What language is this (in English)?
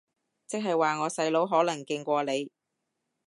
Cantonese